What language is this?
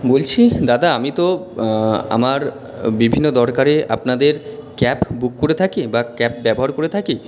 Bangla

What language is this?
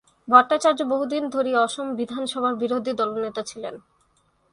Bangla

